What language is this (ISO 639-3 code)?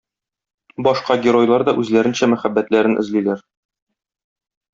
tat